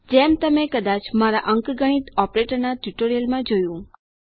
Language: Gujarati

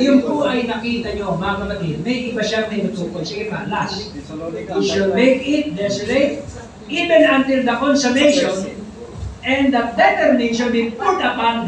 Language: Filipino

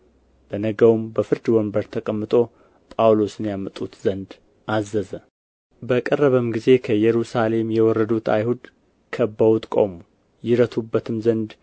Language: Amharic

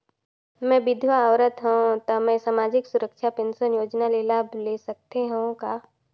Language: Chhattisgarhi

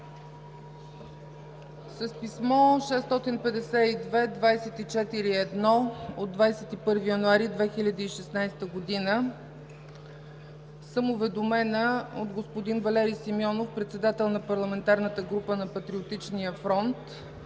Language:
Bulgarian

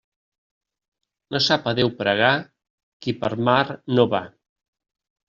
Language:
Catalan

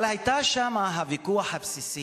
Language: Hebrew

